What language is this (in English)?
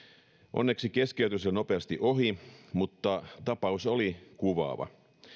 Finnish